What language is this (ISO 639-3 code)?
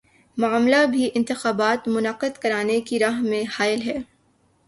urd